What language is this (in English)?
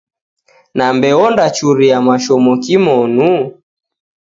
Taita